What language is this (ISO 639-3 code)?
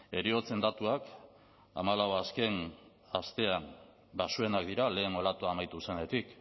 eus